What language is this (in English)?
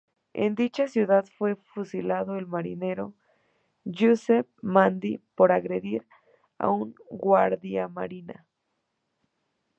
Spanish